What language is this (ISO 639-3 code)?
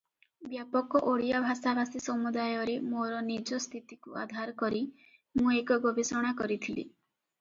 ori